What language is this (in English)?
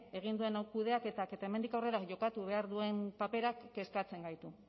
Basque